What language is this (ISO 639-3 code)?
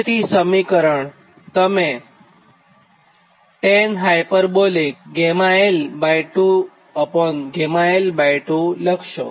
guj